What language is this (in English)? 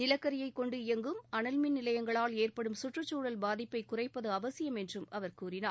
Tamil